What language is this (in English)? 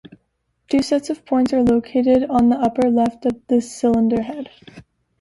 English